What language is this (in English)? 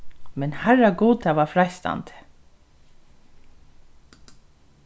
Faroese